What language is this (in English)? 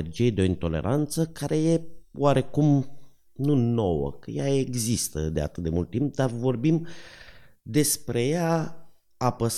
Romanian